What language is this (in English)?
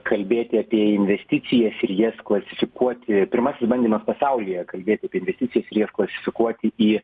Lithuanian